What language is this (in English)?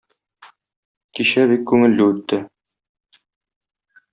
Tatar